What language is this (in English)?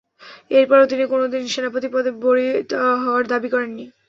Bangla